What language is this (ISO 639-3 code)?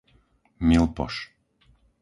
slk